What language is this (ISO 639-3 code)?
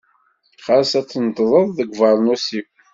kab